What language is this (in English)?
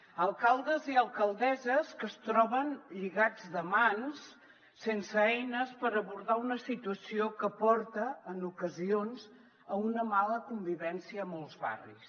Catalan